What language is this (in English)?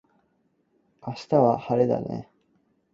Cantonese